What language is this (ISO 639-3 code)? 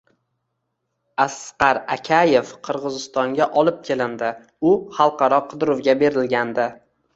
uzb